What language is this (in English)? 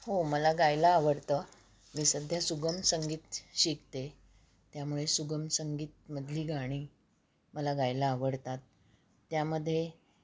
Marathi